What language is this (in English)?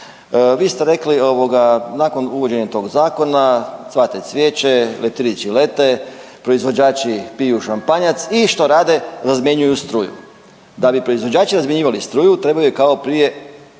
Croatian